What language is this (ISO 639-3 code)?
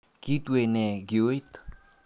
kln